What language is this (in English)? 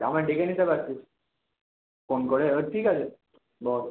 Bangla